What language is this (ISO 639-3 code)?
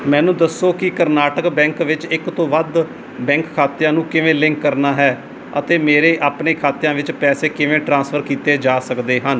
pan